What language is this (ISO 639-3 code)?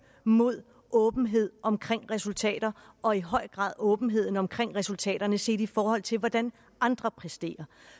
dan